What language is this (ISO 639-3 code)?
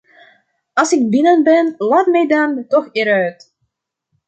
nld